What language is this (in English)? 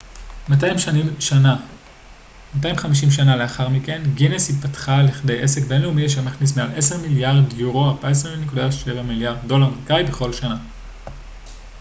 Hebrew